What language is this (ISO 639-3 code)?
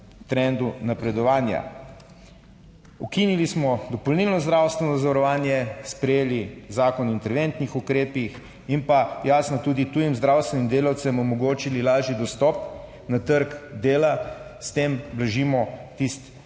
slv